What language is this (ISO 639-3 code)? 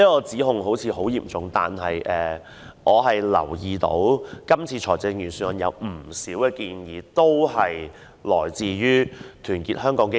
yue